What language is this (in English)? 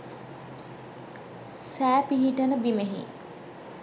Sinhala